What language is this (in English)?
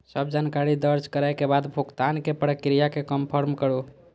Maithili